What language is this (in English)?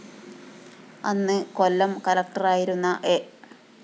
Malayalam